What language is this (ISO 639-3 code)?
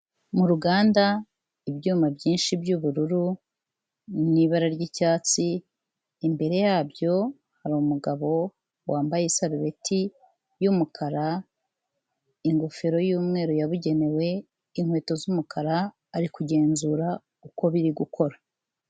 kin